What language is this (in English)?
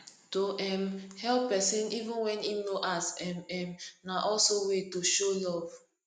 Nigerian Pidgin